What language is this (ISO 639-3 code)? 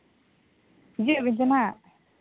sat